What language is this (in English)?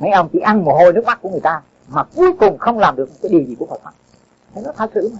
Vietnamese